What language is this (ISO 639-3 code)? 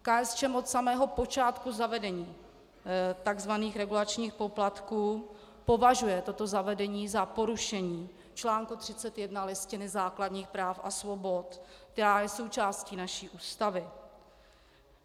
ces